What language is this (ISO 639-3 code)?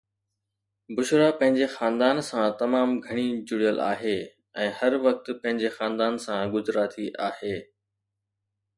snd